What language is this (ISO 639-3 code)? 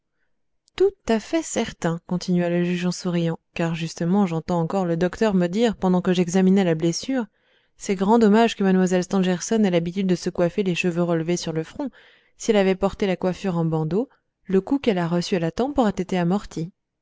fra